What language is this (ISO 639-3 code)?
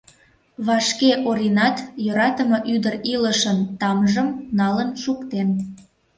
chm